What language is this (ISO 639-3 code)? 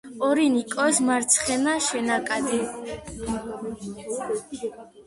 kat